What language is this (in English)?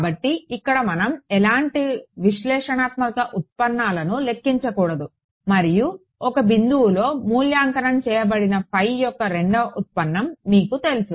Telugu